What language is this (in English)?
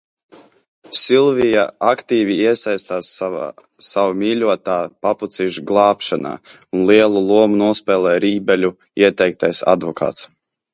Latvian